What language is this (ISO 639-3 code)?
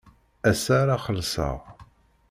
kab